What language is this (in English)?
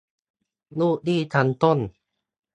Thai